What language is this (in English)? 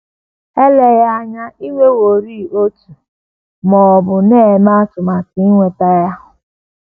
Igbo